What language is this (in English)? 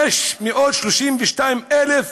Hebrew